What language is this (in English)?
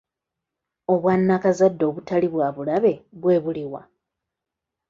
Ganda